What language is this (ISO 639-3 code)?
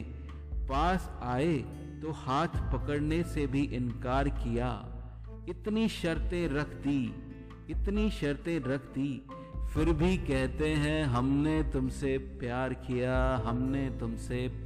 hin